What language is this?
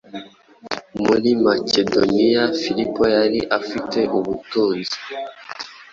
Kinyarwanda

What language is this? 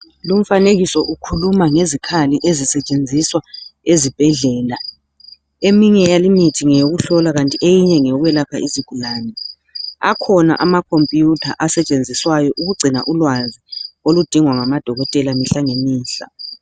North Ndebele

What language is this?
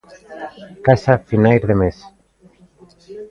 Galician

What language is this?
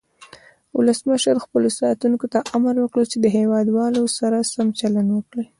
Pashto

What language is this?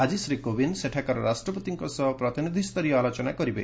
Odia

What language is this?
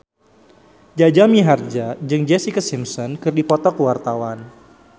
Sundanese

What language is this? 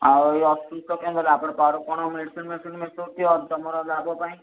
Odia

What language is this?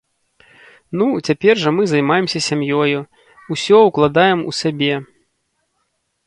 Belarusian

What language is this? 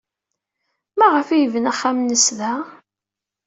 Kabyle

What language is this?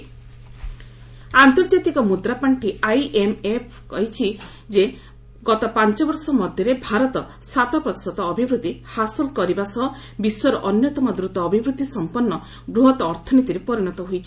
Odia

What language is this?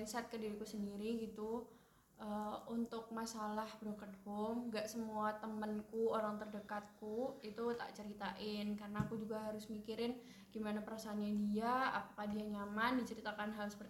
Indonesian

